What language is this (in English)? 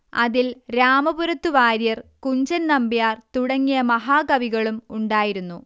Malayalam